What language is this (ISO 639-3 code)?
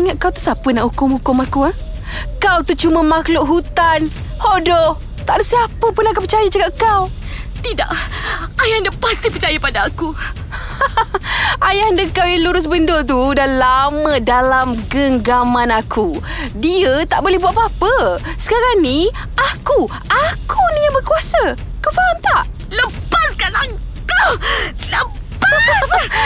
msa